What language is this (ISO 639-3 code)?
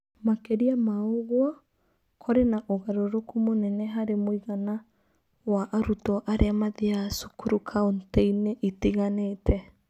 kik